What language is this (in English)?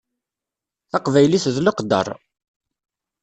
Kabyle